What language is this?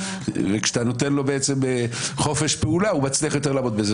Hebrew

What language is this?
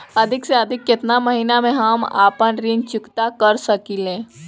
Bhojpuri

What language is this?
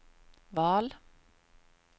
Swedish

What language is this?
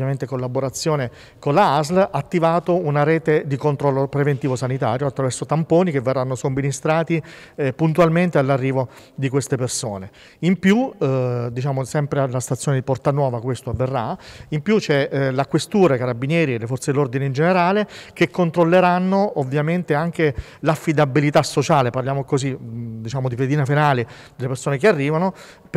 Italian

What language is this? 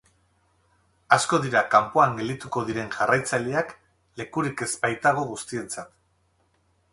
Basque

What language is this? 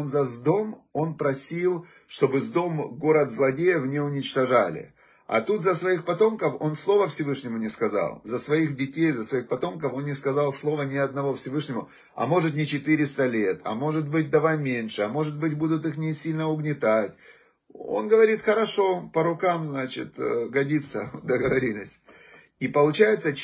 Russian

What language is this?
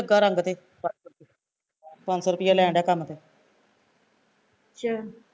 Punjabi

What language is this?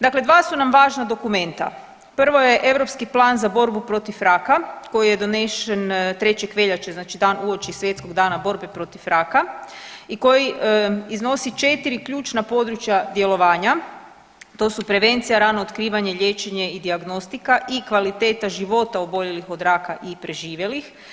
Croatian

